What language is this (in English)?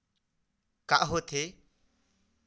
Chhattisgarhi